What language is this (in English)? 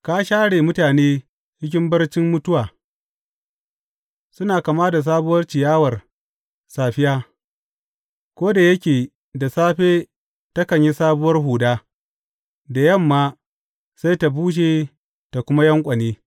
Hausa